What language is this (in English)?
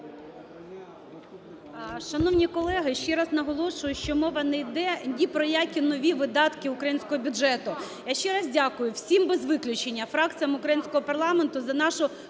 Ukrainian